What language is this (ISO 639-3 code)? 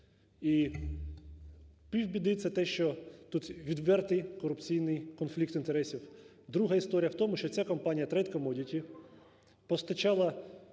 ukr